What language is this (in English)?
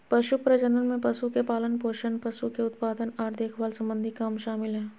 Magahi